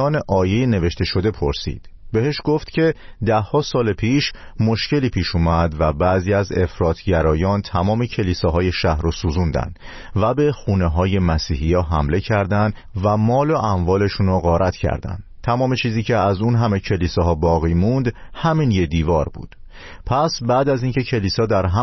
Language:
Persian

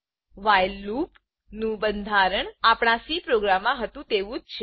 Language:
Gujarati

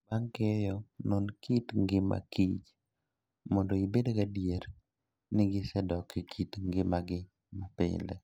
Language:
Luo (Kenya and Tanzania)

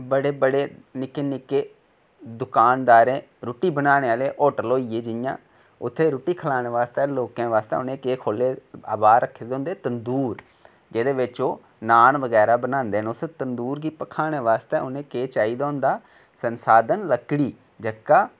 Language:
Dogri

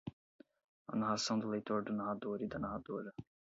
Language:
Portuguese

